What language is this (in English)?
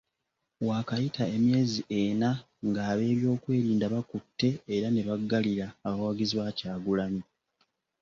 Ganda